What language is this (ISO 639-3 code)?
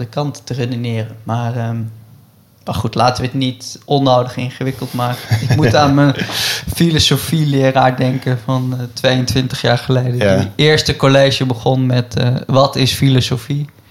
nld